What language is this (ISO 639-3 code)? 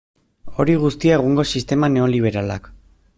eus